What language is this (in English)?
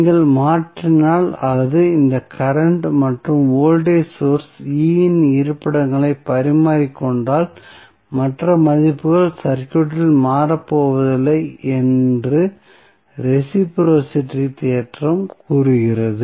Tamil